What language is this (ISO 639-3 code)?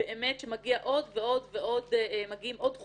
heb